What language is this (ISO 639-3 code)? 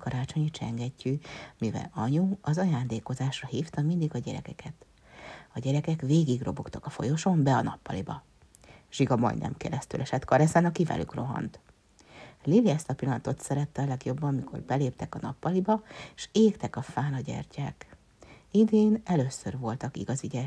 hun